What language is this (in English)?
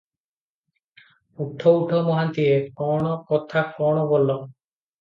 Odia